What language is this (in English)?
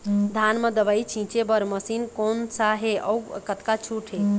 Chhattisgarhi